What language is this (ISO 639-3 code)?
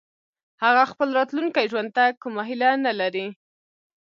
pus